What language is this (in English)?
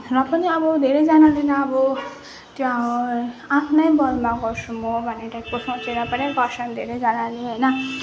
Nepali